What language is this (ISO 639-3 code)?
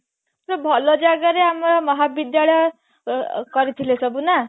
ori